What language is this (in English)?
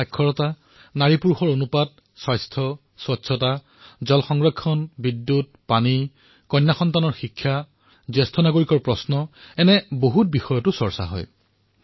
Assamese